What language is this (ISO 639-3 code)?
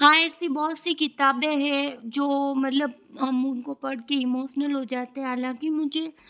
hin